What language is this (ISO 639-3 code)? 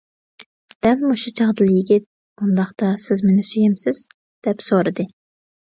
uig